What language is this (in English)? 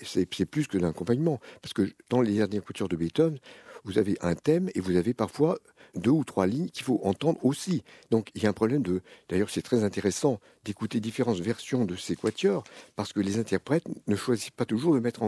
French